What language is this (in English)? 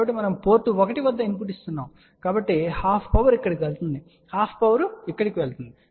Telugu